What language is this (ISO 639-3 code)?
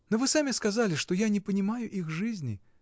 rus